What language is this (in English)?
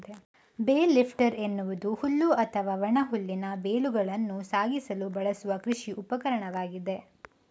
Kannada